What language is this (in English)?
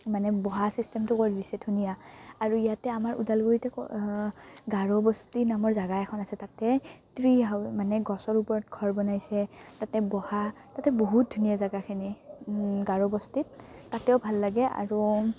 Assamese